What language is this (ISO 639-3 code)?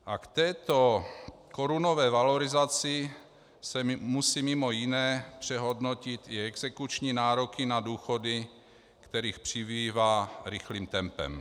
ces